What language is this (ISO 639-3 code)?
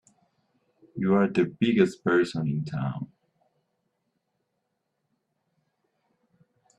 eng